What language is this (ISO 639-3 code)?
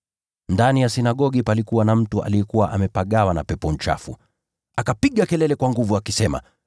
swa